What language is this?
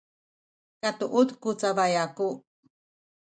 Sakizaya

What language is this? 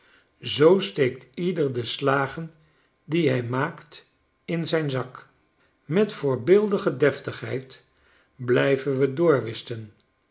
Dutch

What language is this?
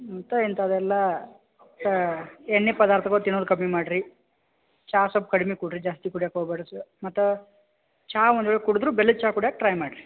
Kannada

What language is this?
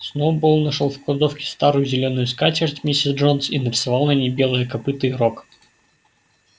Russian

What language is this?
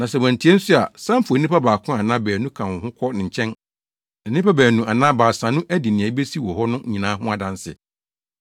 Akan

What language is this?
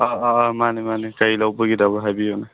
Manipuri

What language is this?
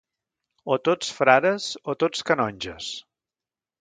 Catalan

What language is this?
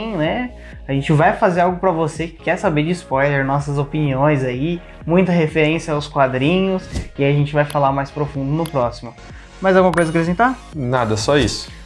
Portuguese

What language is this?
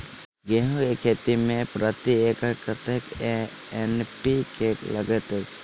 Maithili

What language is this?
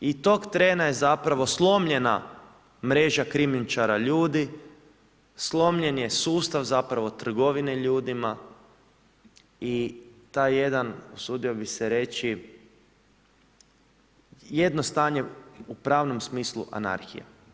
Croatian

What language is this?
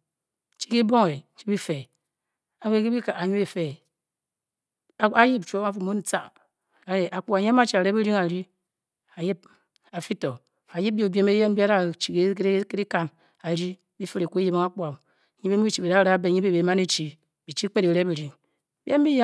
Bokyi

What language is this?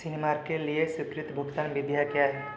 Hindi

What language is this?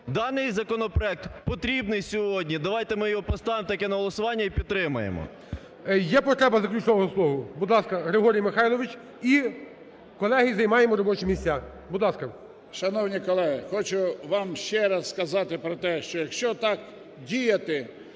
Ukrainian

